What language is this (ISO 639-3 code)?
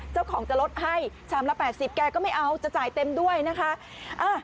tha